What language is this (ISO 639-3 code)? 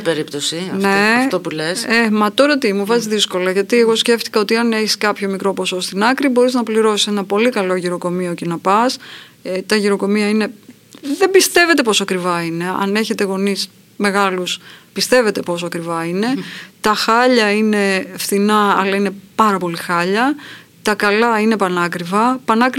ell